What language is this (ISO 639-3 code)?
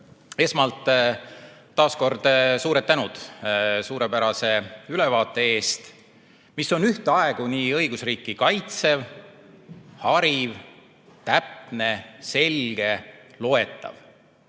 est